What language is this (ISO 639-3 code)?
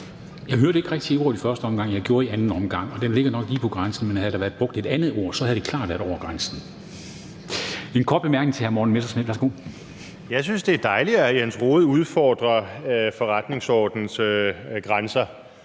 dan